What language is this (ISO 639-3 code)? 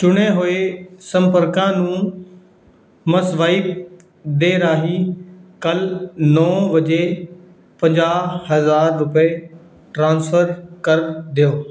pan